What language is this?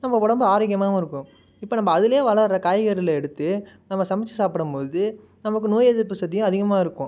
Tamil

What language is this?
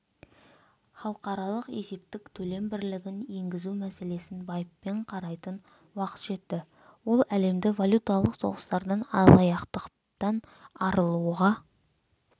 Kazakh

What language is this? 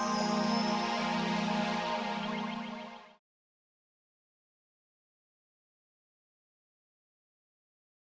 Indonesian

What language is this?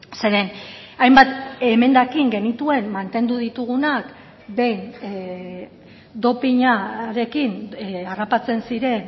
Basque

